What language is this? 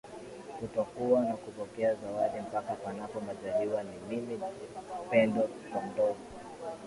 Swahili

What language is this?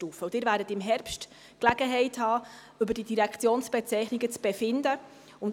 Swiss German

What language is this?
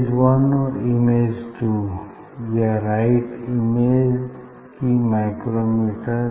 Hindi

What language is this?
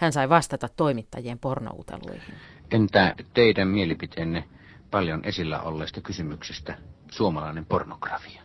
Finnish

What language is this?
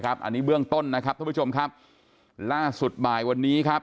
Thai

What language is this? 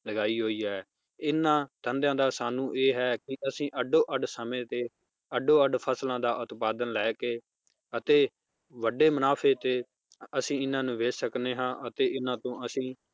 Punjabi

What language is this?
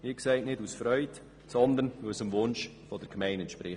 Swiss German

